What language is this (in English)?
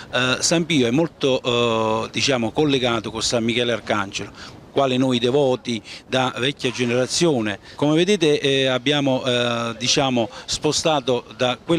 Italian